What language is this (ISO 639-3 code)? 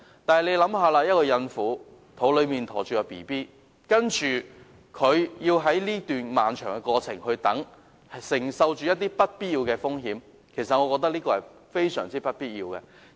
yue